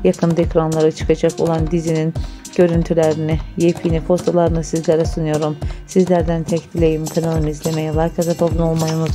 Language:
Turkish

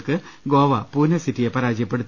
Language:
Malayalam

